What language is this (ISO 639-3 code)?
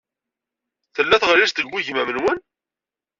kab